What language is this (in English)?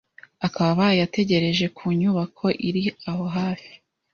Kinyarwanda